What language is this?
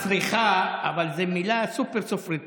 Hebrew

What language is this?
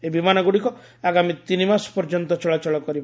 Odia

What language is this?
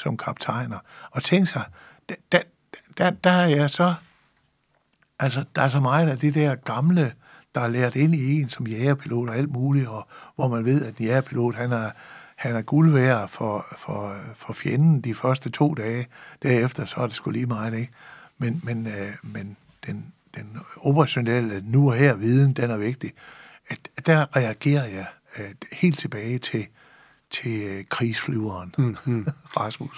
Danish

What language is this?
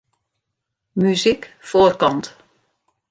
Western Frisian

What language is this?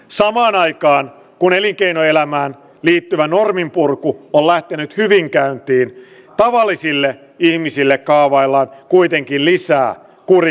Finnish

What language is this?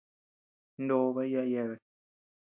Tepeuxila Cuicatec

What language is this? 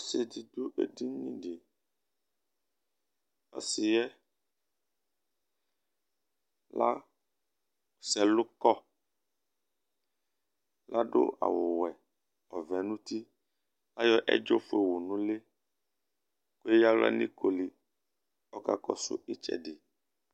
Ikposo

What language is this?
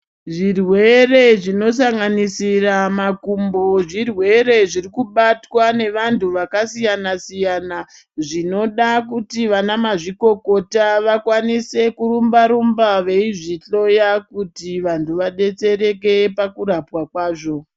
Ndau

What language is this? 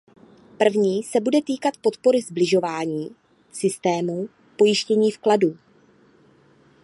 Czech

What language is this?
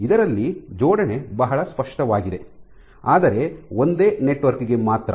Kannada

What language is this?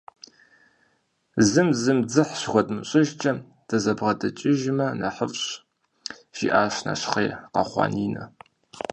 Kabardian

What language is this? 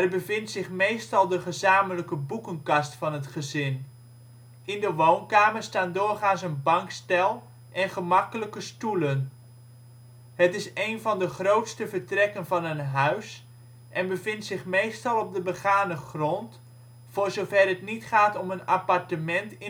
Dutch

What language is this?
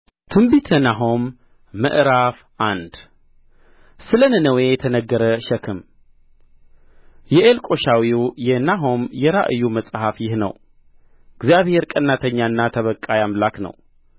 Amharic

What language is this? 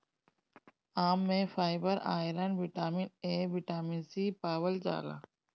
Bhojpuri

